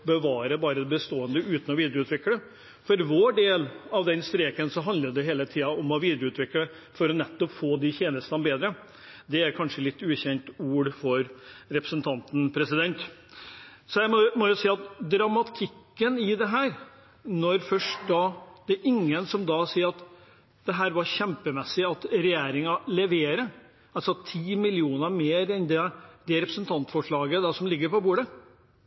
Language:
Norwegian Bokmål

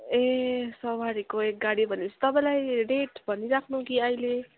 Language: Nepali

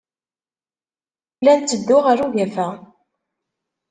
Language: Kabyle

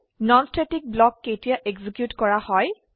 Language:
Assamese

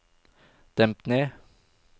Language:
Norwegian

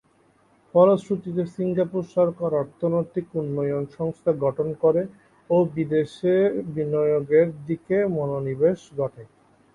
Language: Bangla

